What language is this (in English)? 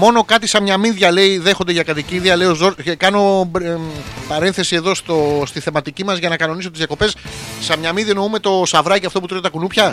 Greek